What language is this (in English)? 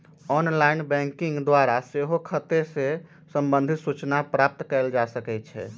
Magahi